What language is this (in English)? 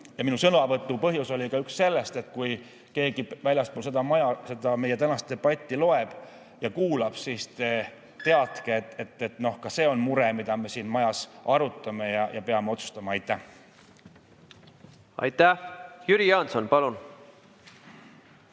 Estonian